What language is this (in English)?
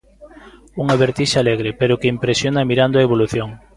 Galician